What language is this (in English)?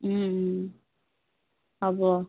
Assamese